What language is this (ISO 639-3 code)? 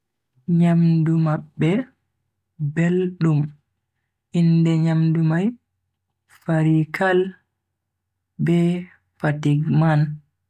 fui